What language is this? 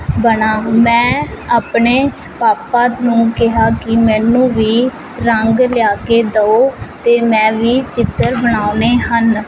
Punjabi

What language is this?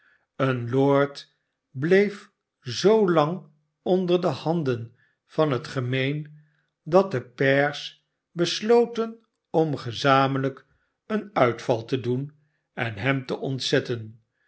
Dutch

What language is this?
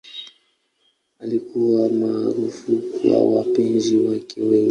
Swahili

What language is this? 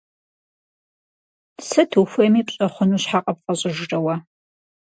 Kabardian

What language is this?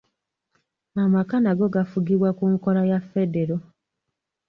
Ganda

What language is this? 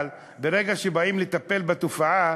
Hebrew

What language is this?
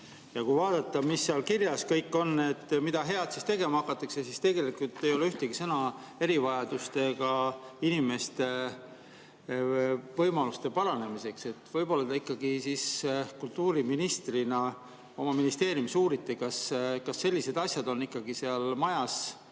Estonian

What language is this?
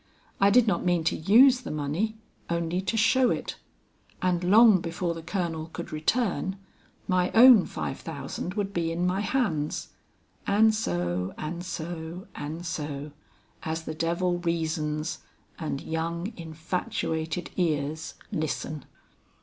English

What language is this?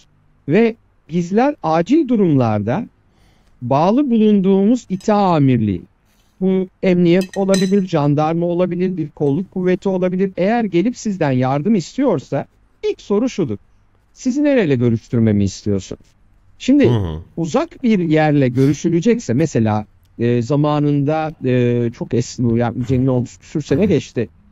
Turkish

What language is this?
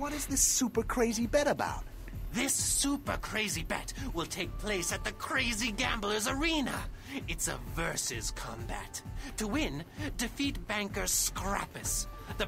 Polish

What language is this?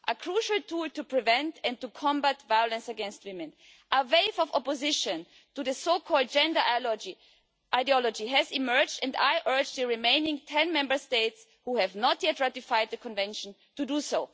English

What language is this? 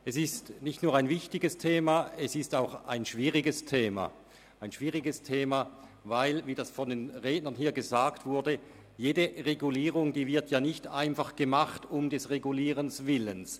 Swiss German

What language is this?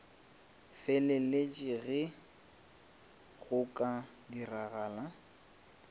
Northern Sotho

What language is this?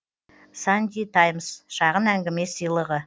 Kazakh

